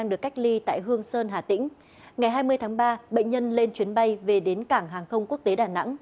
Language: Vietnamese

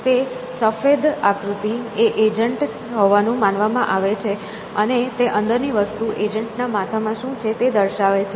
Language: Gujarati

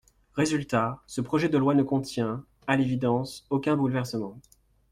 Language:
French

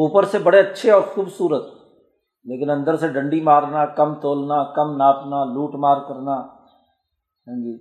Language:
Urdu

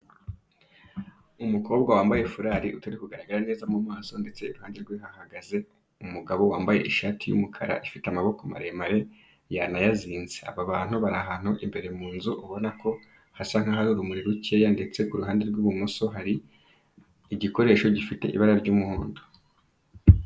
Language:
Kinyarwanda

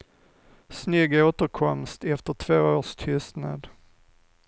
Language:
Swedish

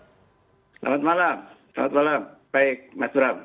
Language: Indonesian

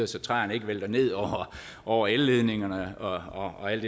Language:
Danish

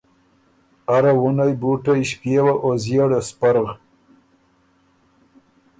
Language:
Ormuri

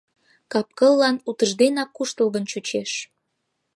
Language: Mari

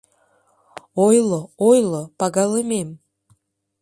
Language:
Mari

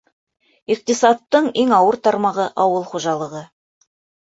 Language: Bashkir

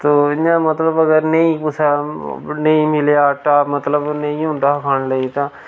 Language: Dogri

